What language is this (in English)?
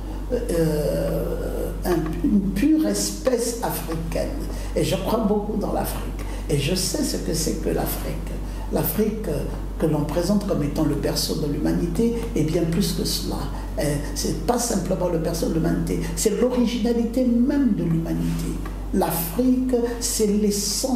French